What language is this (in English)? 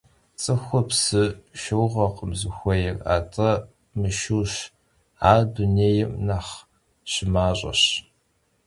Kabardian